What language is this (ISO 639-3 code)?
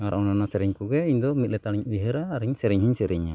sat